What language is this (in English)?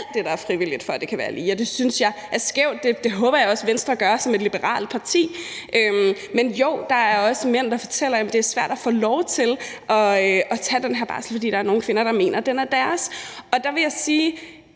Danish